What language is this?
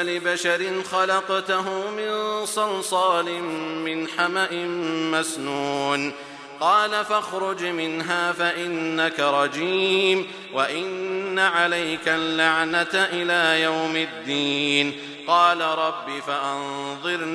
Arabic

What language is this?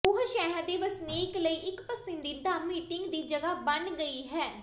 Punjabi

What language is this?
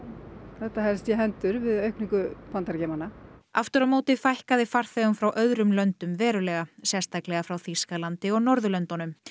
Icelandic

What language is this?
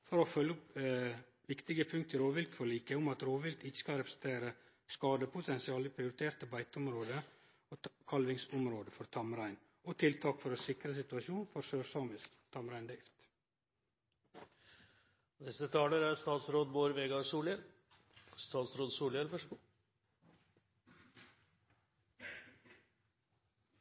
Norwegian Nynorsk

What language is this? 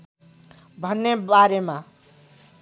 Nepali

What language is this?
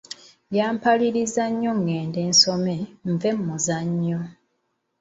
Ganda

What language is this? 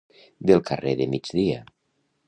Catalan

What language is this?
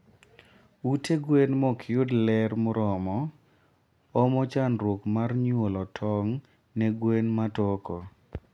Luo (Kenya and Tanzania)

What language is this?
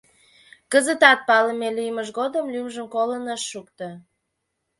Mari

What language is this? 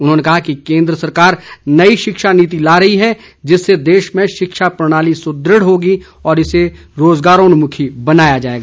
Hindi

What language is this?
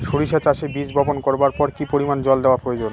Bangla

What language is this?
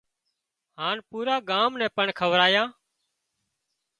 Wadiyara Koli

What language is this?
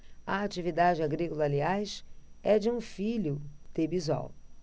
Portuguese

